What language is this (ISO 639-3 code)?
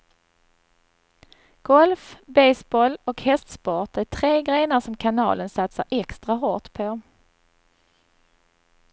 swe